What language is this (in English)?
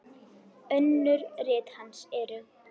Icelandic